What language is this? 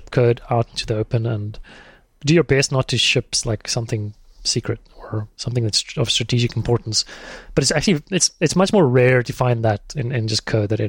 English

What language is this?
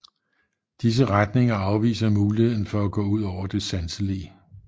Danish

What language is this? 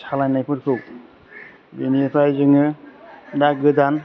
Bodo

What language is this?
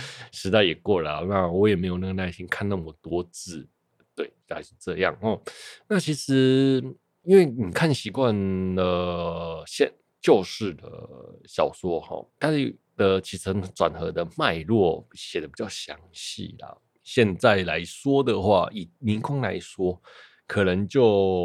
Chinese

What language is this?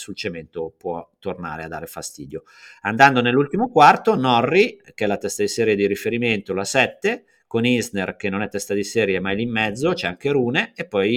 Italian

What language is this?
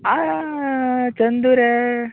Konkani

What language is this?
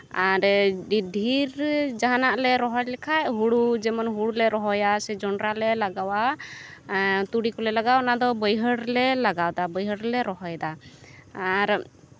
Santali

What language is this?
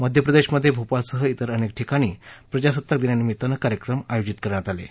Marathi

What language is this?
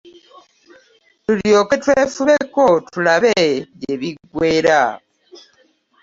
Ganda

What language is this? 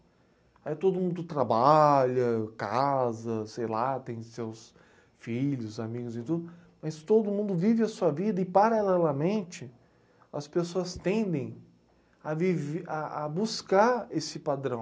Portuguese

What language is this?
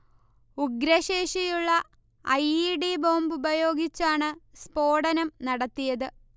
Malayalam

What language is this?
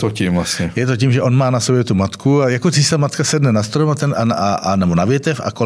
Czech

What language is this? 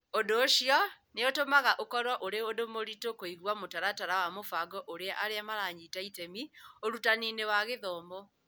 Kikuyu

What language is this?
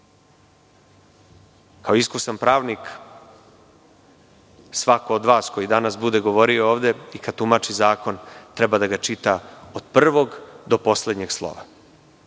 Serbian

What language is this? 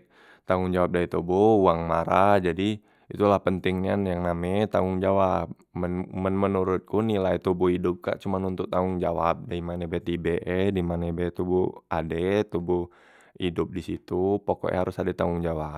Musi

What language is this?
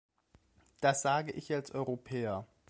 German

